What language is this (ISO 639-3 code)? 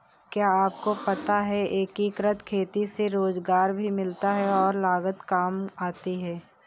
hin